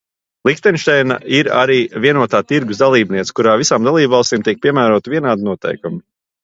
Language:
Latvian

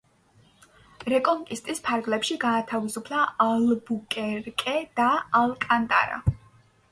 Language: Georgian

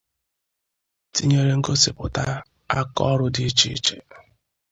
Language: Igbo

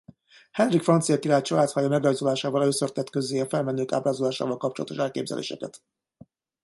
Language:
Hungarian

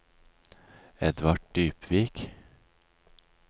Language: Norwegian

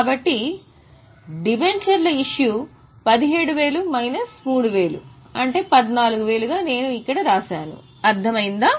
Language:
Telugu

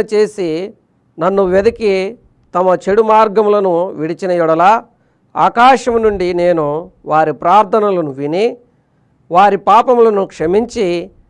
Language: Telugu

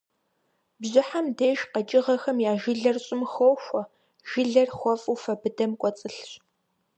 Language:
Kabardian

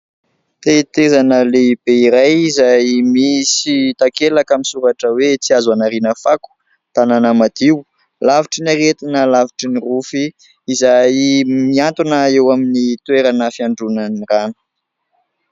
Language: Malagasy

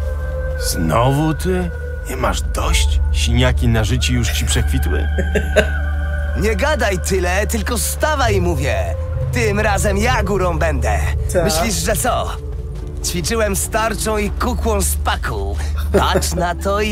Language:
Polish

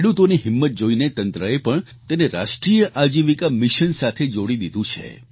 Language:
Gujarati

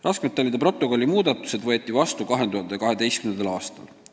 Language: Estonian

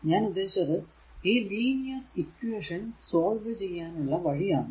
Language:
Malayalam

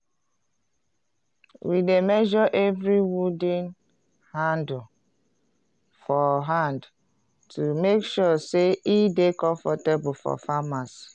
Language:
Nigerian Pidgin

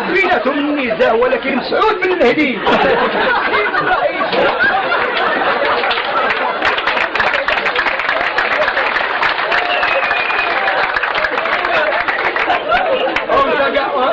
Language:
Arabic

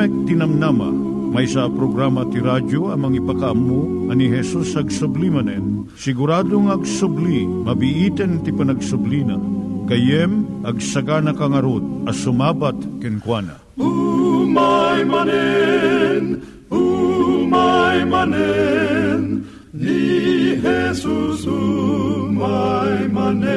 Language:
Filipino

